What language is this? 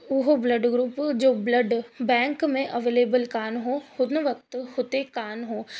Sindhi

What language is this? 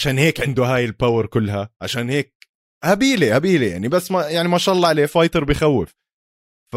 Arabic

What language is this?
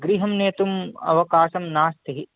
Sanskrit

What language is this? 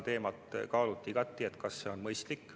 Estonian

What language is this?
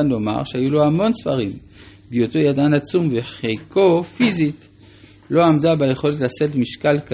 Hebrew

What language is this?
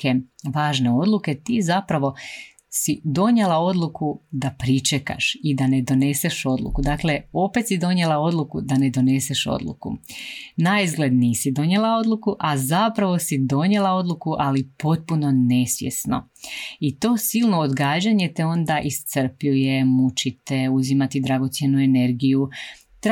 Croatian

